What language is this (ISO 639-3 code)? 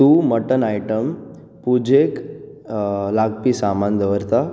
kok